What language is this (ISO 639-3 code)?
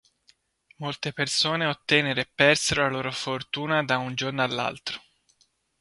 ita